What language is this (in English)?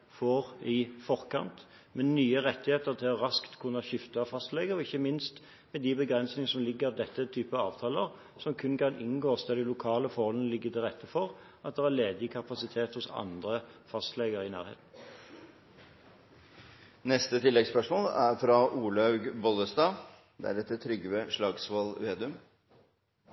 Norwegian Bokmål